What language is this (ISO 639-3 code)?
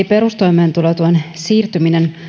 fin